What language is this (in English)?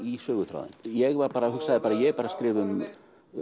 Icelandic